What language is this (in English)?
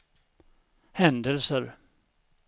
Swedish